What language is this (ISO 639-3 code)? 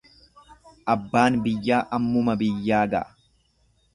orm